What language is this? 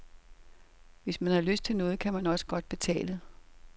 Danish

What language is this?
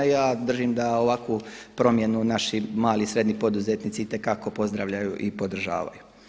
Croatian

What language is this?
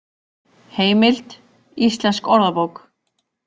Icelandic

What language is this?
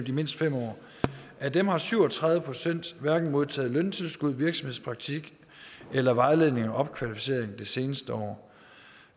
Danish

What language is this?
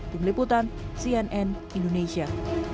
Indonesian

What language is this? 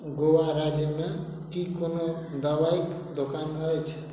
Maithili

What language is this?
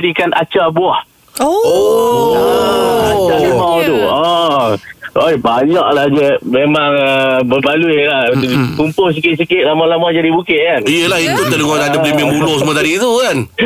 Malay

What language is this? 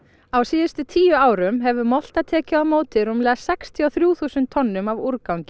Icelandic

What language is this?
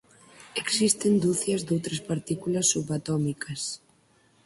Galician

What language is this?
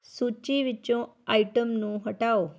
Punjabi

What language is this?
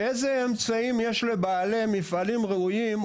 Hebrew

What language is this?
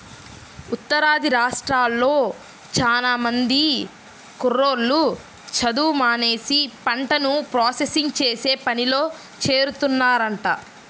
Telugu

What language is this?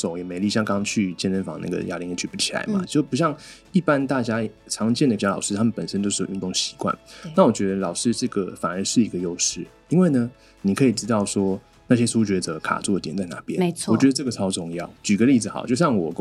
Chinese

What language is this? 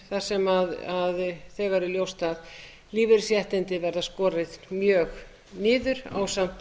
Icelandic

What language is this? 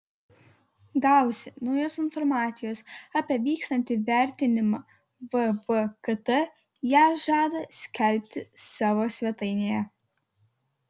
Lithuanian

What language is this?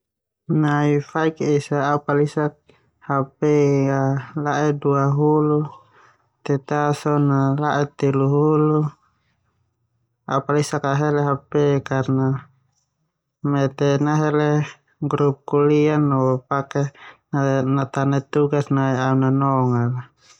Termanu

